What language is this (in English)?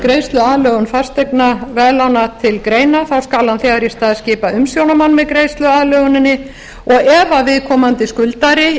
Icelandic